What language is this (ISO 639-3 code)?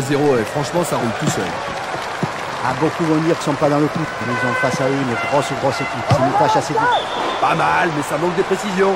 fra